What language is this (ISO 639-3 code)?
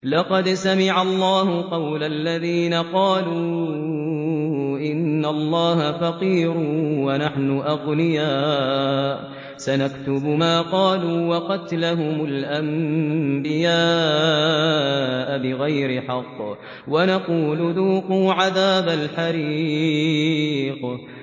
ara